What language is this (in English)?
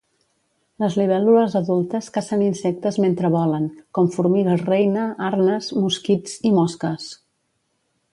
Catalan